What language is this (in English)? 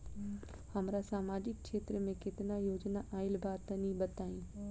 Bhojpuri